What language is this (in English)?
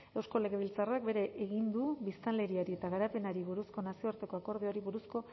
Basque